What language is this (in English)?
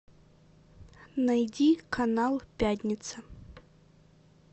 Russian